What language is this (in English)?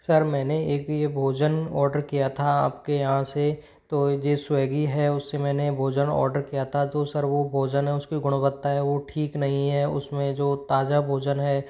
Hindi